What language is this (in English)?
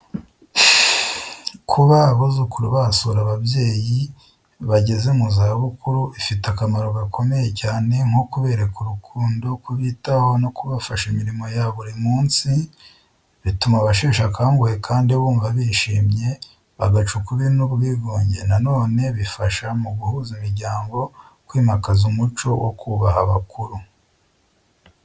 Kinyarwanda